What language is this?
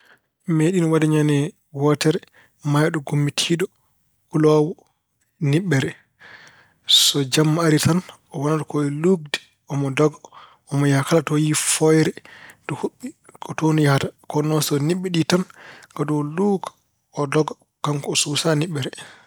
Fula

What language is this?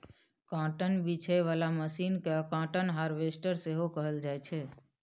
Maithili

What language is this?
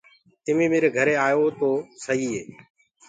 Gurgula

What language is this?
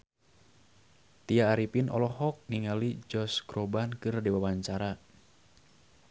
Sundanese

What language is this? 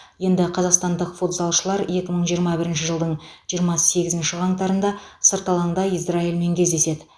Kazakh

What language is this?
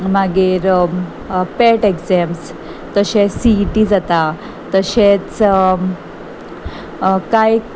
Konkani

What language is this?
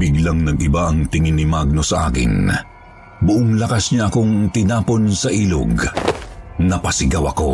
Filipino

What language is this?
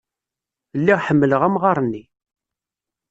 Kabyle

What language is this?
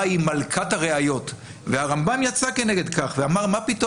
Hebrew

